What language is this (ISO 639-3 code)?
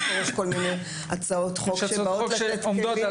heb